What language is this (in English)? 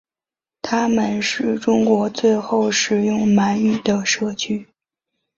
Chinese